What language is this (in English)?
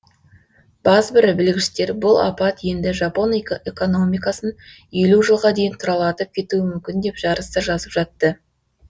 Kazakh